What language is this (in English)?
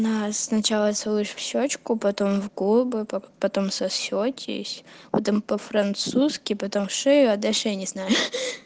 Russian